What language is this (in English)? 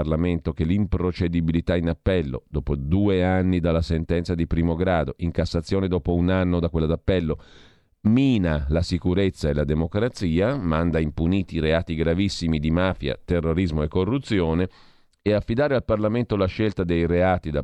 Italian